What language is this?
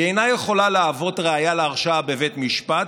Hebrew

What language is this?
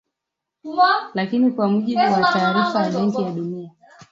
Swahili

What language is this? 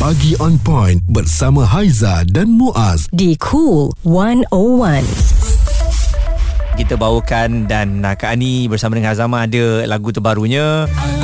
Malay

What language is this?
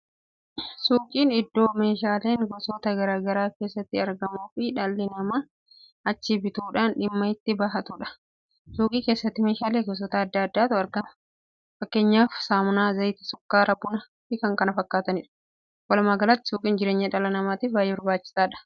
Oromo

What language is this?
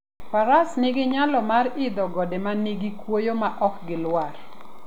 Luo (Kenya and Tanzania)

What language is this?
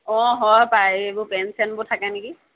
Assamese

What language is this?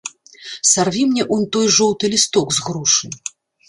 Belarusian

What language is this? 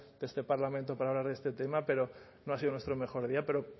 Spanish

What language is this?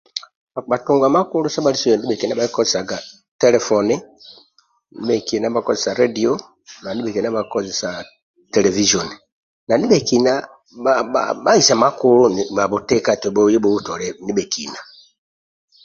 Amba (Uganda)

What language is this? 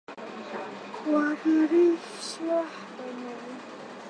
Swahili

